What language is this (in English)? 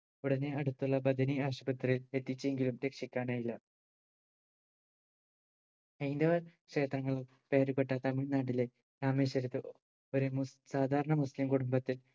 Malayalam